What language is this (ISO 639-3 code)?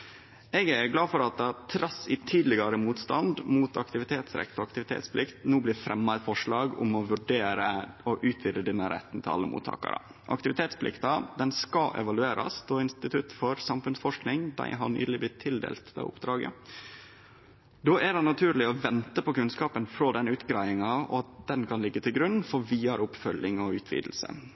nno